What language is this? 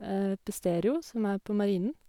Norwegian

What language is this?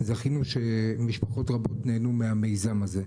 Hebrew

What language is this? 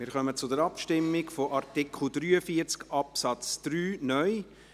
Swiss German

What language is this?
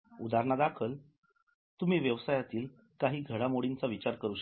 Marathi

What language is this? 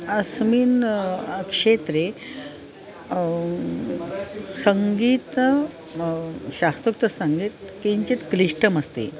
Sanskrit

